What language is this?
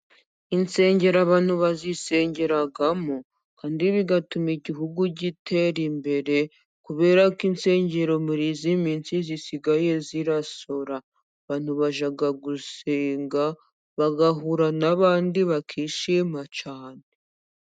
Kinyarwanda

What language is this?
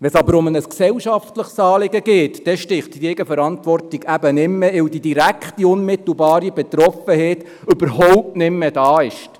Swiss German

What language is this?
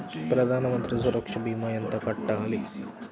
Telugu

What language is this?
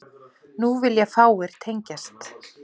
Icelandic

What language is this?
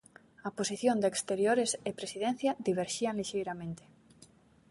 Galician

